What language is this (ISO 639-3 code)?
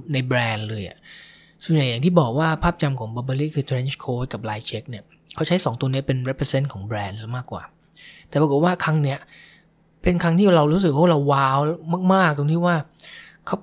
tha